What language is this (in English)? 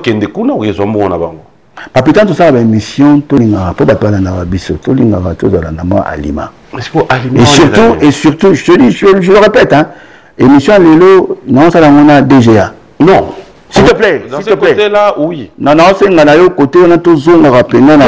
French